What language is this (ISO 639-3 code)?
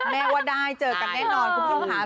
tha